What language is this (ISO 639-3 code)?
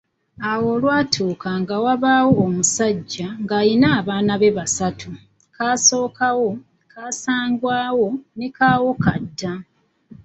lug